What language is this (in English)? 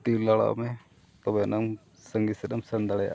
Santali